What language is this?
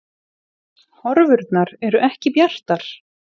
Icelandic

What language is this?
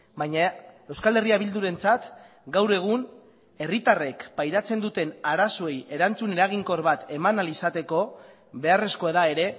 Basque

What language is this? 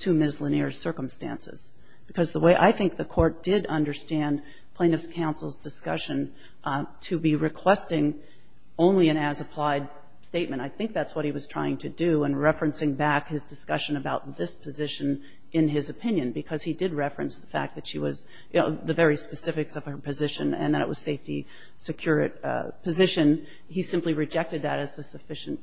English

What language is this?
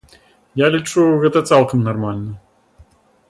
Belarusian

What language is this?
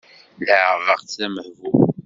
Kabyle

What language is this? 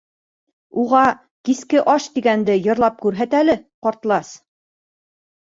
Bashkir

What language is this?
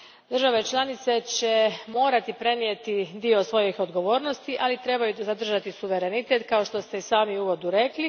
Croatian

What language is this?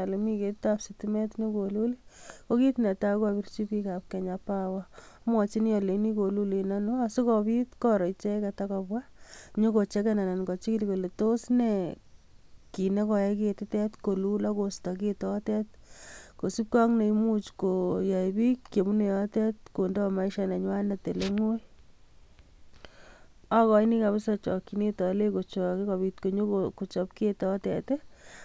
Kalenjin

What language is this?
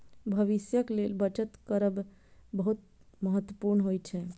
Maithili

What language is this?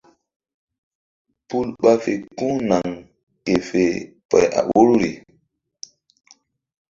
Mbum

